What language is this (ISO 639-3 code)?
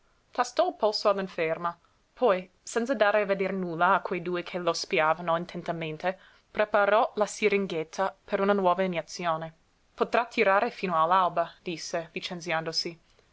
ita